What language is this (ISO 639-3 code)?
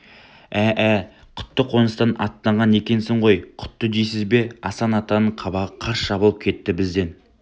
kaz